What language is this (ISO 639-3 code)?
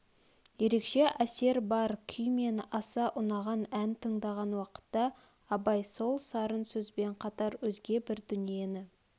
kaz